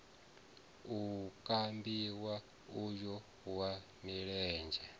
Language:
Venda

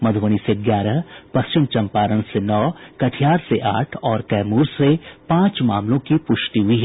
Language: Hindi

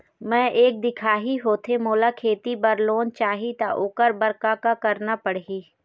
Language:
Chhattisgarhi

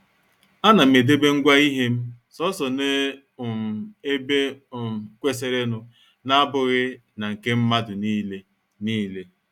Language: Igbo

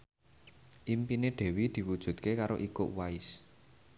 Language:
Javanese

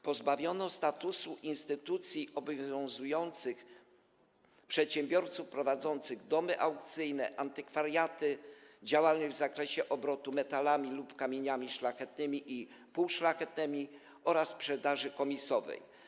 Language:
Polish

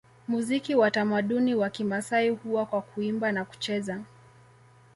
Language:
Swahili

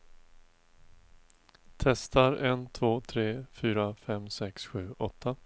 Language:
Swedish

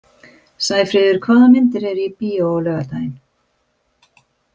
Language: Icelandic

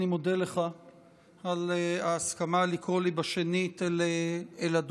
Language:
Hebrew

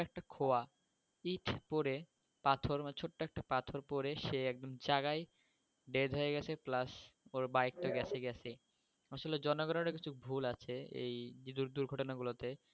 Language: Bangla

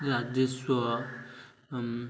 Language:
Odia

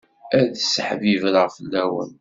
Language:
Kabyle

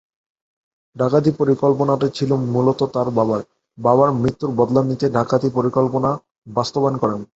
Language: Bangla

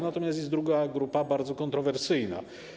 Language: Polish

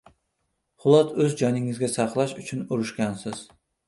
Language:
Uzbek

